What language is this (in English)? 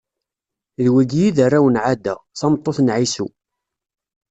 Kabyle